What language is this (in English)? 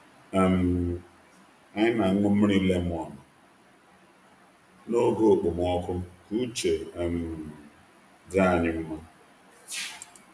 Igbo